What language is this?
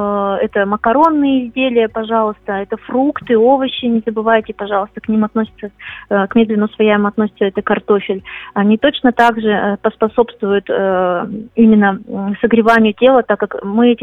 Russian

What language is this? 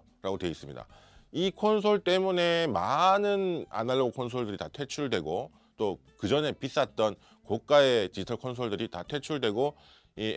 Korean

